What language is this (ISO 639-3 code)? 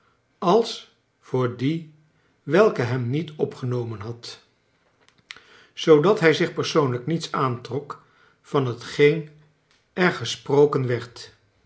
nld